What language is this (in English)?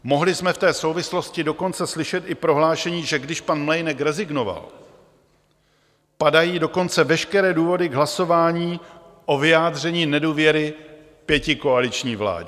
Czech